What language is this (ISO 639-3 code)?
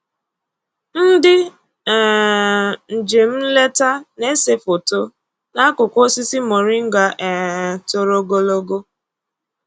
ibo